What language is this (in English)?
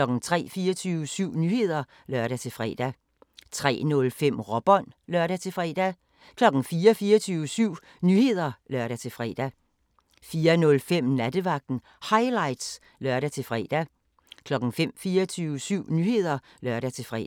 Danish